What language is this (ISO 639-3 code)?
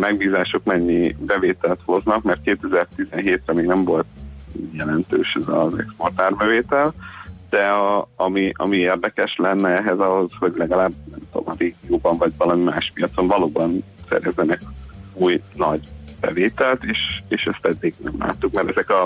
hun